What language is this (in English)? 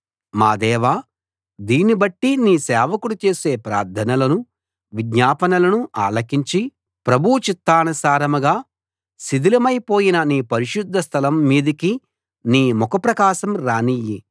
Telugu